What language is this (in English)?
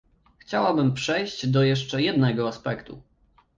Polish